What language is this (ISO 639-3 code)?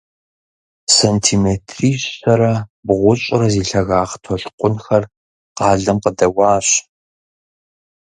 kbd